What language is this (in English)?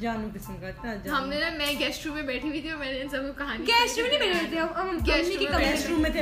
Urdu